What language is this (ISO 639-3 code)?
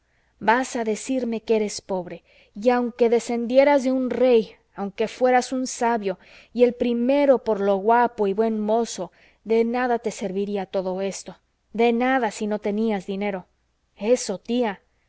spa